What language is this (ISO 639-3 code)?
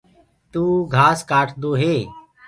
ggg